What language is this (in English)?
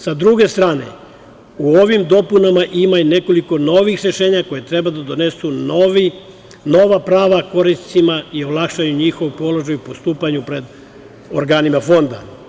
Serbian